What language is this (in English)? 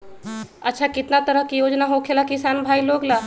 Magahi